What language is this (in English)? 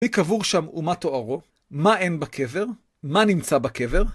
Hebrew